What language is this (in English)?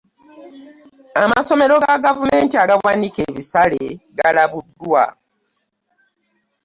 Ganda